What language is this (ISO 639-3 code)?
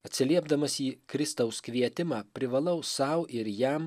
lit